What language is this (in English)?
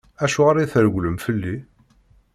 Kabyle